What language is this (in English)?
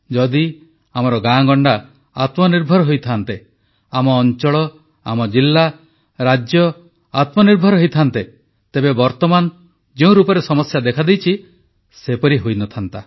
Odia